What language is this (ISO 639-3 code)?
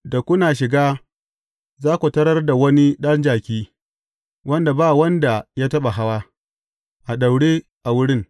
hau